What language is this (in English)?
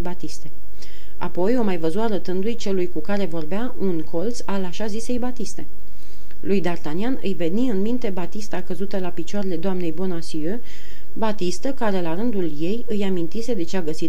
Romanian